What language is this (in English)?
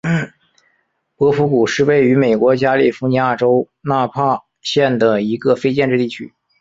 Chinese